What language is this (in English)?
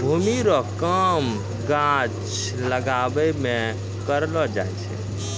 Maithili